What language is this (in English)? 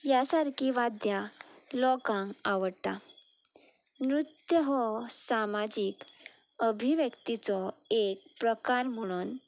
Konkani